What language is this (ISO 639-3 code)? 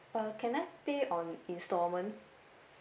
eng